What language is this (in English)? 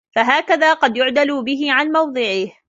Arabic